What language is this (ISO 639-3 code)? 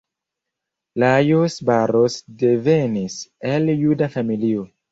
epo